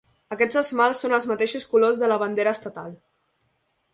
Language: Catalan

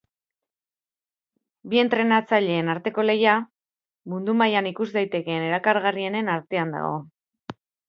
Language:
Basque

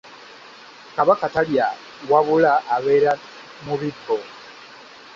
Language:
Ganda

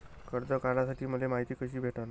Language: Marathi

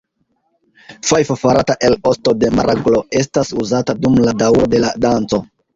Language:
Esperanto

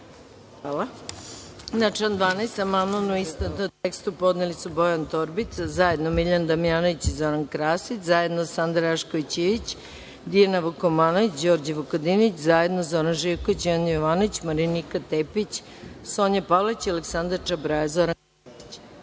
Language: Serbian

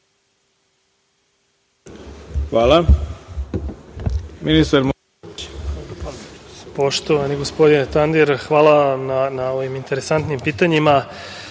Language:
Serbian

